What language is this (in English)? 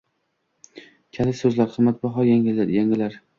Uzbek